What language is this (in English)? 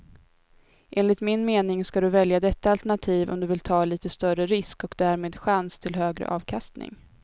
Swedish